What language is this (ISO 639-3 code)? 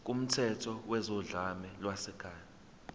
zul